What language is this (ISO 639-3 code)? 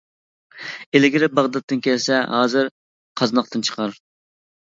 uig